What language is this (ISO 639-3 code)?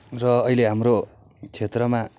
nep